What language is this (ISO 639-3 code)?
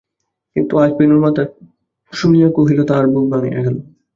ben